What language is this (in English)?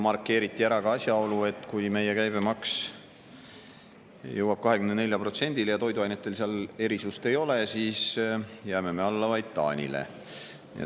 Estonian